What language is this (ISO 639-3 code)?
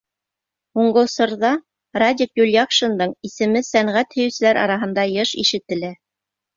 bak